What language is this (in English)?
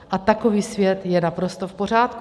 Czech